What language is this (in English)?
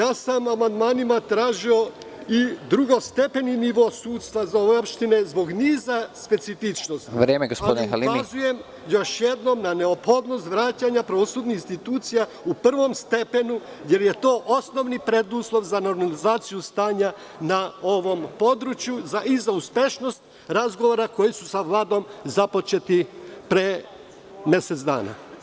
Serbian